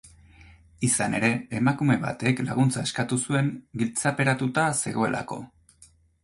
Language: Basque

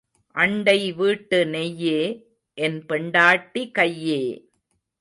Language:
Tamil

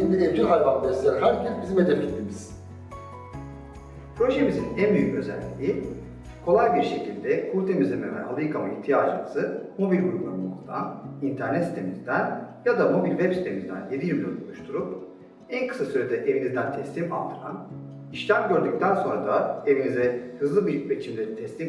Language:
Turkish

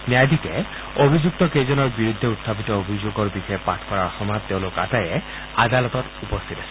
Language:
Assamese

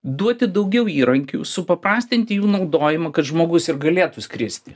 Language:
Lithuanian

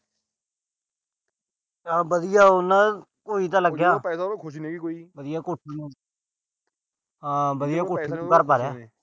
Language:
Punjabi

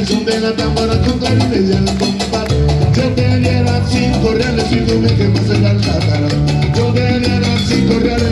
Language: Spanish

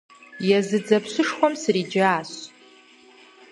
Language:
Kabardian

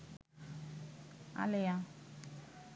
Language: Bangla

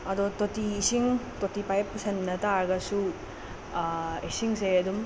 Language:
Manipuri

